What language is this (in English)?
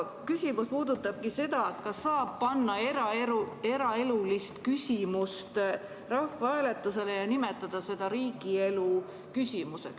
Estonian